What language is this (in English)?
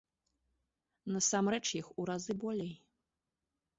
Belarusian